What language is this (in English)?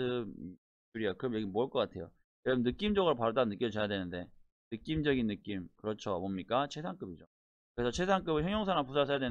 Korean